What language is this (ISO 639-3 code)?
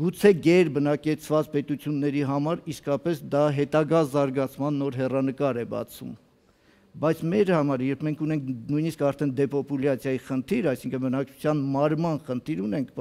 deu